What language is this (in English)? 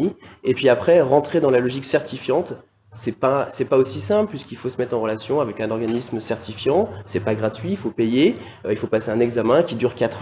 French